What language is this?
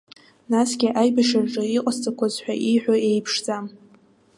Abkhazian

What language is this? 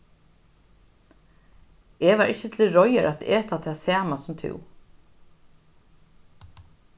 Faroese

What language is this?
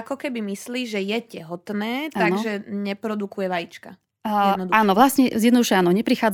Slovak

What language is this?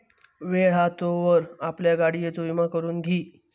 Marathi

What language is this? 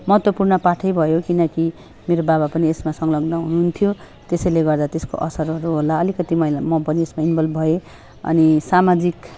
Nepali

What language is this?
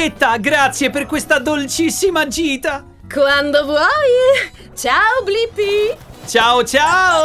Italian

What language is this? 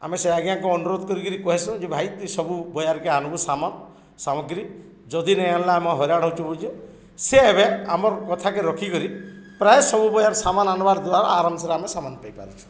Odia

